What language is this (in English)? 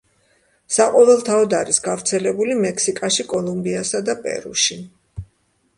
Georgian